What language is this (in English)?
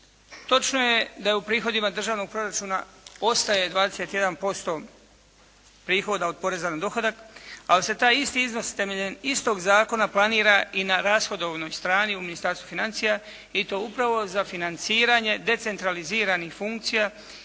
Croatian